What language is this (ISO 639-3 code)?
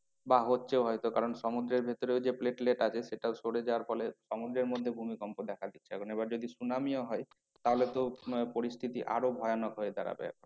ben